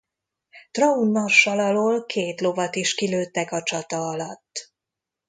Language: Hungarian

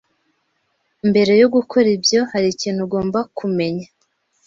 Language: Kinyarwanda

